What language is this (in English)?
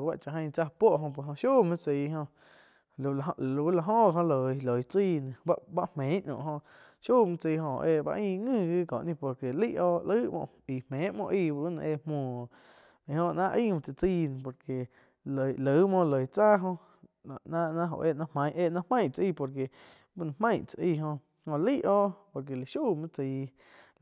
Quiotepec Chinantec